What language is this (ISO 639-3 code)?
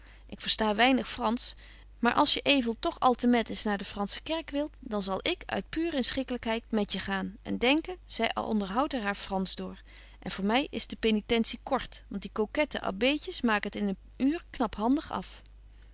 nld